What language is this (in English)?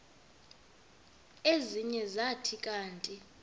Xhosa